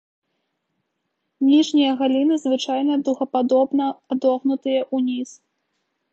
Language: Belarusian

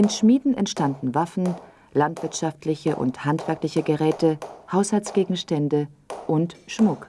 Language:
German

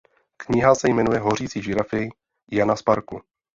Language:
Czech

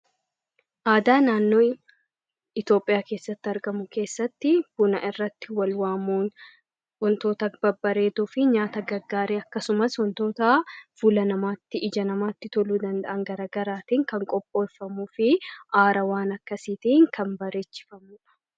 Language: Oromo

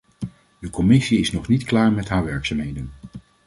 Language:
Dutch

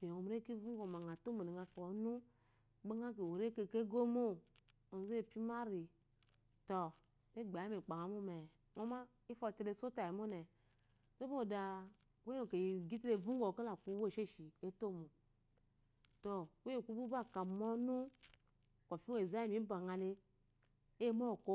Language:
Eloyi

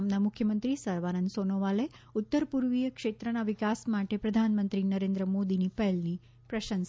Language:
Gujarati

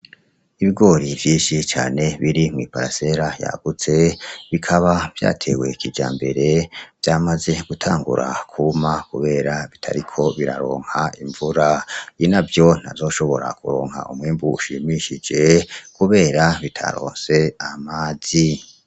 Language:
Rundi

